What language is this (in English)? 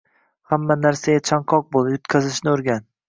Uzbek